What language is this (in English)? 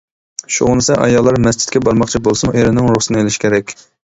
Uyghur